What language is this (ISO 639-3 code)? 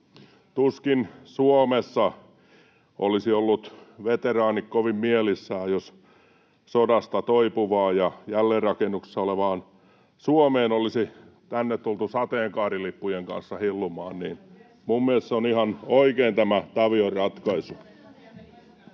fin